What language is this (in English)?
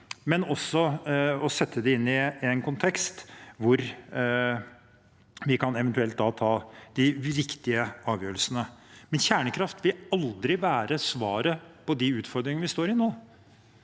Norwegian